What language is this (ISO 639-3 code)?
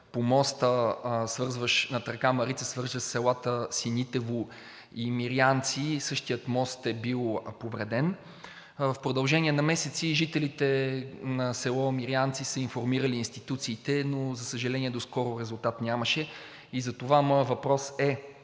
bul